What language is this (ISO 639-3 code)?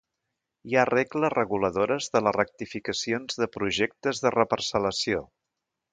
cat